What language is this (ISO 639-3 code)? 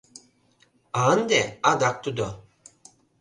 chm